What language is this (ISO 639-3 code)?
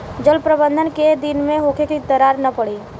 bho